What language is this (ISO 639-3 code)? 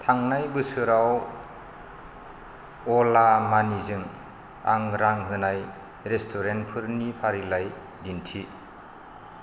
brx